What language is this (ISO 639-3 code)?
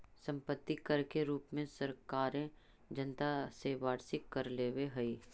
mag